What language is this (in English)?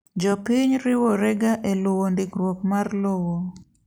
Luo (Kenya and Tanzania)